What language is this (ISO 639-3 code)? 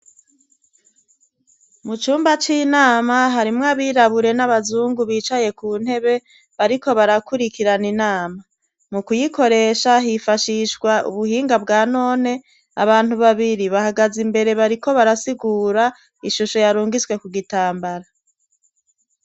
run